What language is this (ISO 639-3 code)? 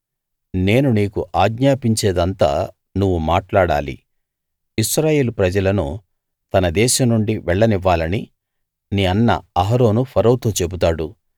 tel